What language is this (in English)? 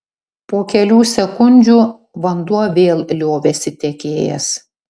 Lithuanian